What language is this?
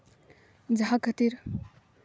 Santali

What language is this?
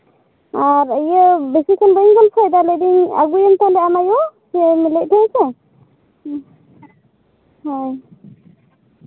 Santali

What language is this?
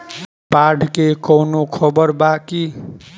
Bhojpuri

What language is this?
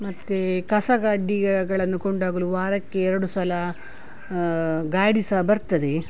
Kannada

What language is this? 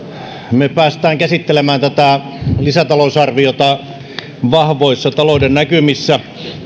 Finnish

